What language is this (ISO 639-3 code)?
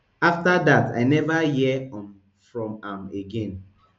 pcm